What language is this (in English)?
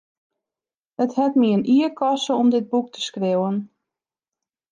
Western Frisian